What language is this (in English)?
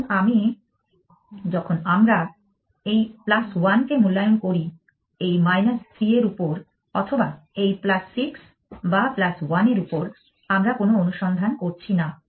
Bangla